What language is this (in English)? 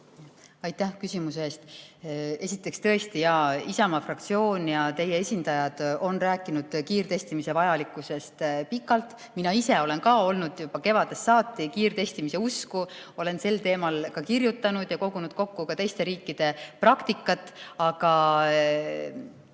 Estonian